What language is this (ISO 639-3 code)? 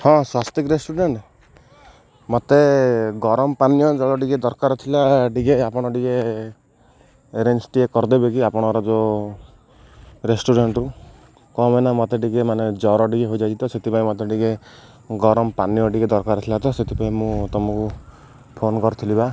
ori